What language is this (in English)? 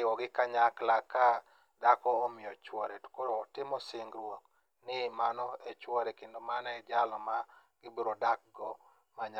Luo (Kenya and Tanzania)